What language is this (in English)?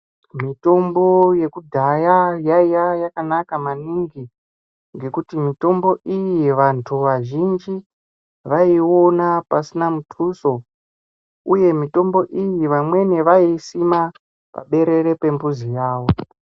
Ndau